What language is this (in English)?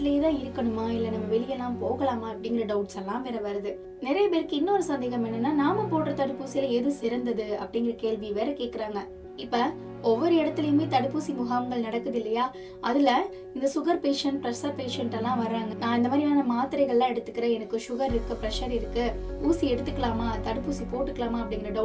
Tamil